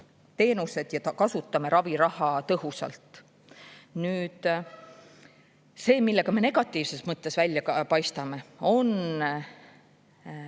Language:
Estonian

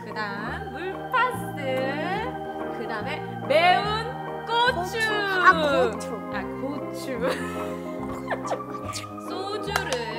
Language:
Korean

